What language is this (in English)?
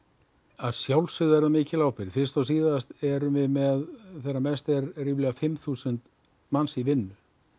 Icelandic